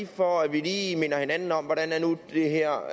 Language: Danish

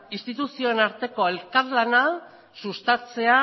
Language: Basque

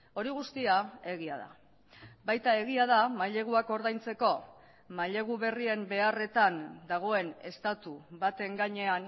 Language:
Basque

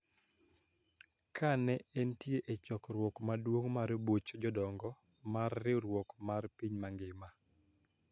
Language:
Luo (Kenya and Tanzania)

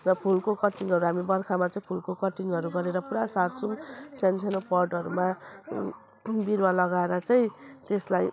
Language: Nepali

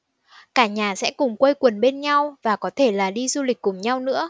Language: Vietnamese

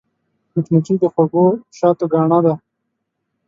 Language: Pashto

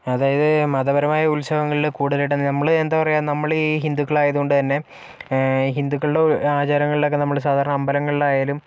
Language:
Malayalam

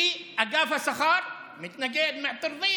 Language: Hebrew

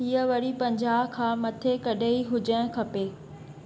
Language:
Sindhi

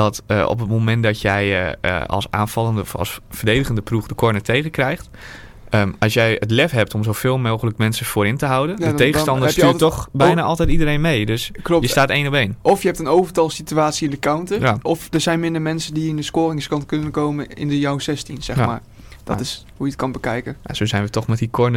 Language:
Dutch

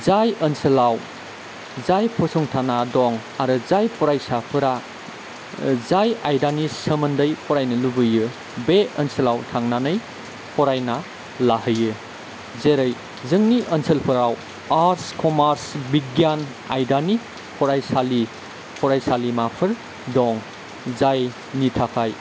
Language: Bodo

